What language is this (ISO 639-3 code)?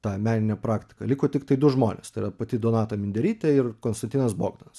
lit